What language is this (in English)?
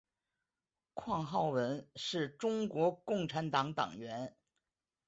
Chinese